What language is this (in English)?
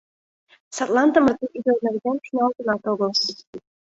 Mari